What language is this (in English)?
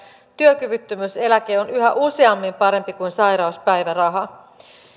Finnish